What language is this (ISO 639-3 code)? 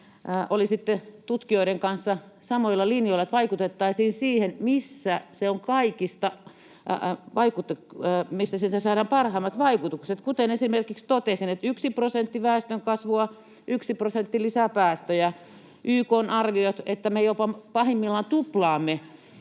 fin